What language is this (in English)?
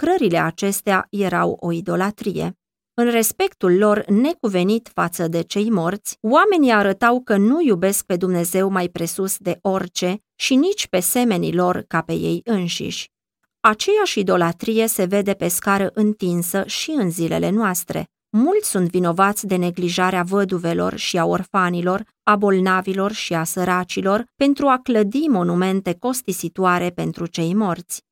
Romanian